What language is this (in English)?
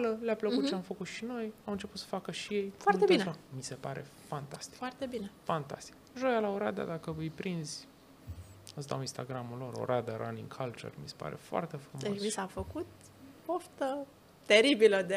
Romanian